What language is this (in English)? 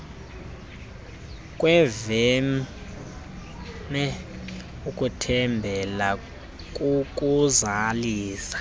Xhosa